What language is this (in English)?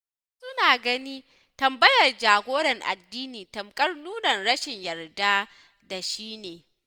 Hausa